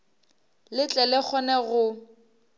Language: Northern Sotho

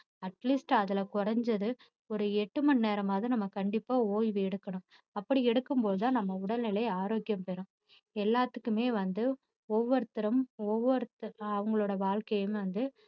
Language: Tamil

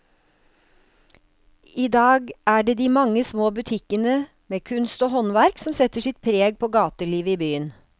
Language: Norwegian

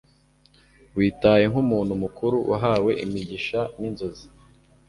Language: Kinyarwanda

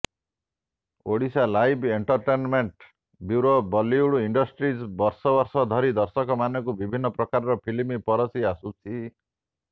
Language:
Odia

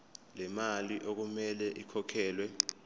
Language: Zulu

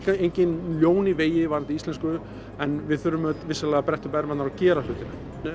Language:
Icelandic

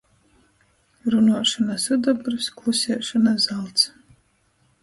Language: Latgalian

